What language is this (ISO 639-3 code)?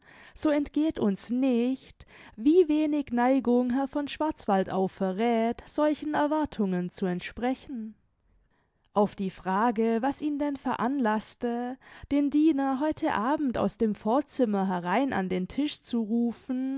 deu